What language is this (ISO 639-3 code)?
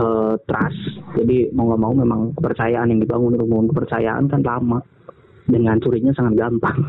ind